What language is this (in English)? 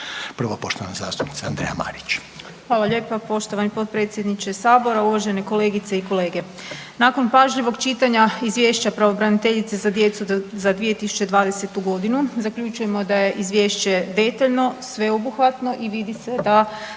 Croatian